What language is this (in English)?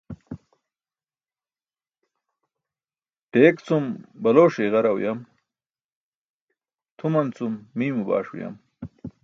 Burushaski